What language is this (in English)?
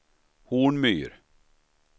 Swedish